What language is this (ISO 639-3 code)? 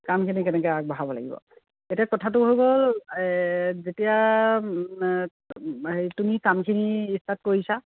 asm